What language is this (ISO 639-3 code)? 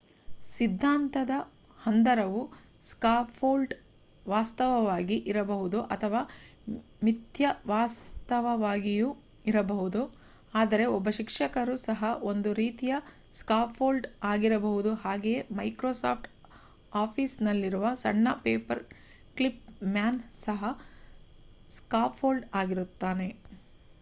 kan